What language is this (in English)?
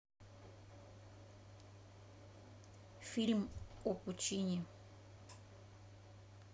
Russian